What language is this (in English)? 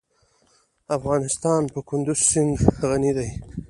Pashto